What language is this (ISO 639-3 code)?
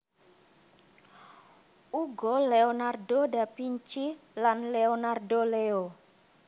jav